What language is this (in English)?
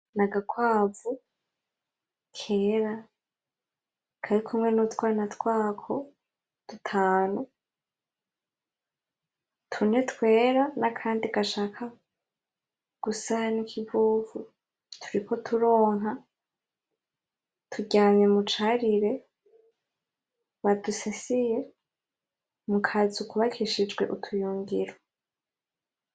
Rundi